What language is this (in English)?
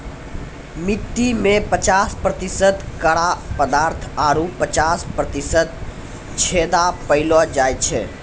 Maithili